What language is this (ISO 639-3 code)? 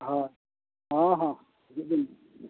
sat